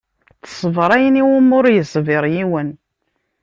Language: Kabyle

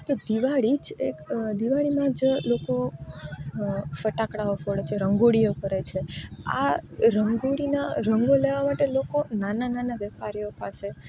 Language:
Gujarati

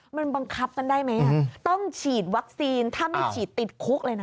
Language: Thai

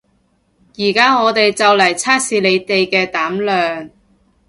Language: Cantonese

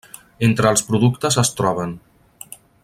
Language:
Catalan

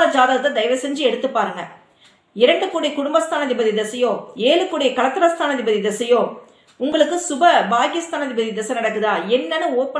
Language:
Tamil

